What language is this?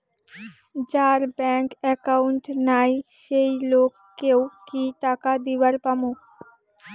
Bangla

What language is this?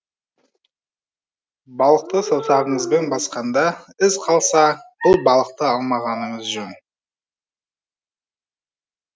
Kazakh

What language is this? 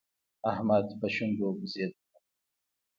Pashto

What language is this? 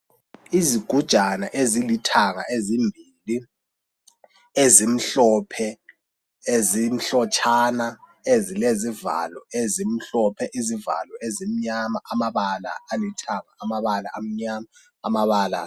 North Ndebele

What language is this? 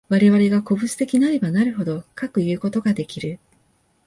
Japanese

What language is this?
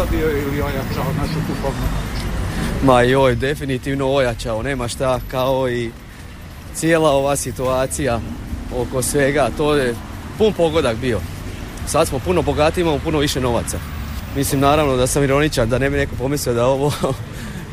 Croatian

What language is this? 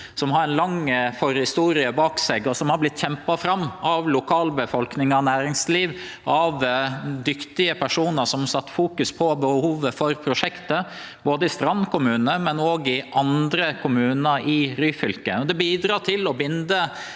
Norwegian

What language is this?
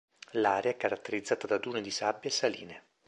Italian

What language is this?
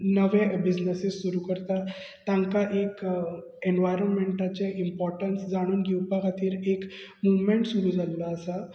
Konkani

